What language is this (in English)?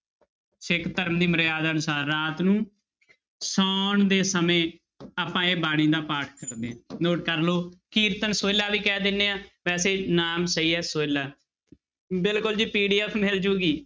Punjabi